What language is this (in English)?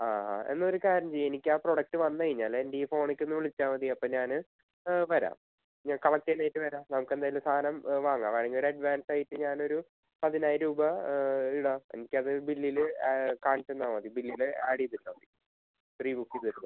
Malayalam